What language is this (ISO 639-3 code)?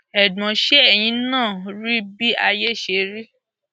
yor